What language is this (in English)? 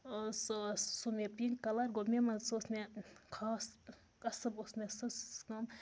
Kashmiri